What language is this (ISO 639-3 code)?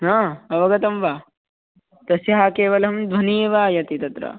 san